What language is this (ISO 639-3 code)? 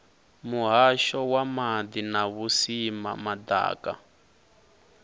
ven